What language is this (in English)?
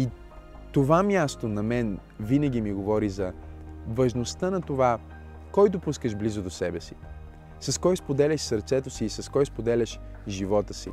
Bulgarian